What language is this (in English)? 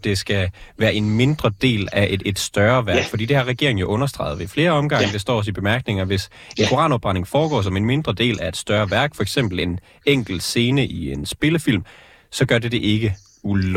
Danish